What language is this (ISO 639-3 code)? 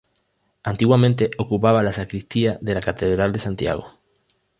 spa